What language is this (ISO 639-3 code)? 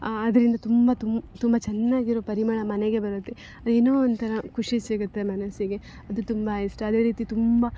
kan